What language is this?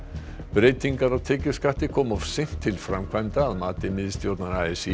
Icelandic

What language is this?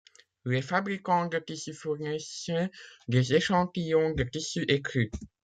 French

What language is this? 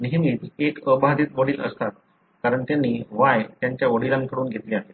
Marathi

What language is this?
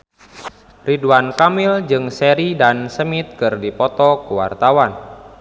Sundanese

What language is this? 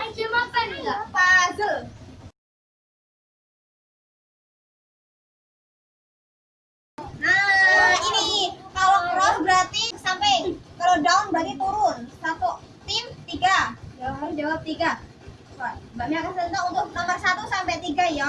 Indonesian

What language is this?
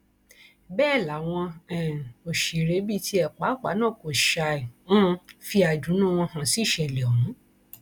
Yoruba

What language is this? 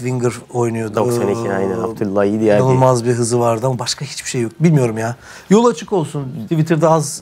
Turkish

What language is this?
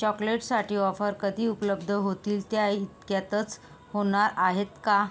Marathi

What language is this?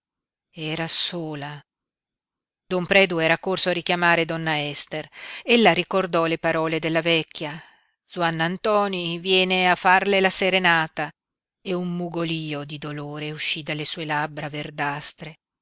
Italian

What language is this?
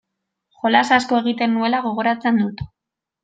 Basque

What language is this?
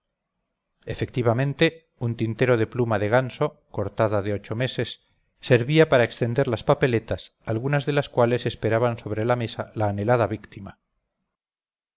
Spanish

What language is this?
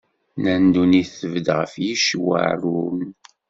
Kabyle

